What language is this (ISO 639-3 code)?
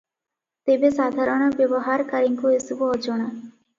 ori